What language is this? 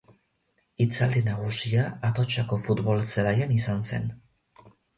Basque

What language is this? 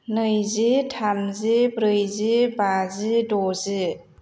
Bodo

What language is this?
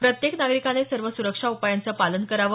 Marathi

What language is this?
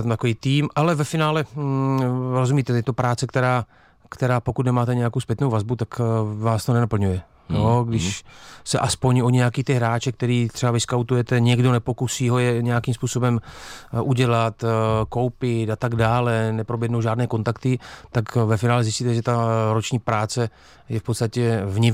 Czech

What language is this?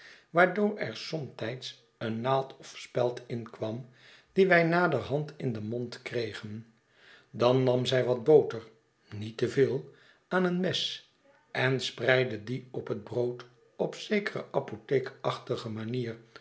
Dutch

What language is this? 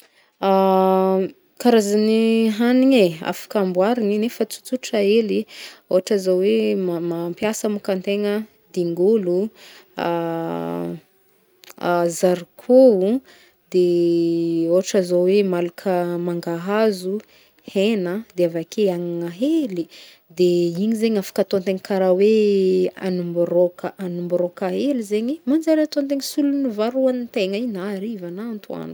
Northern Betsimisaraka Malagasy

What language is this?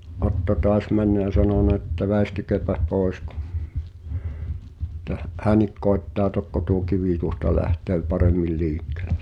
Finnish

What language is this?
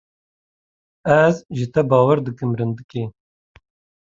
Kurdish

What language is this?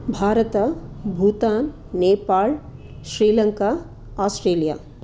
Sanskrit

